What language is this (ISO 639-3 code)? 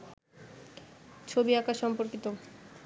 ben